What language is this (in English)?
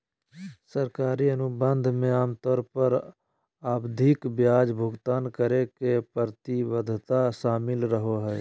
Magahi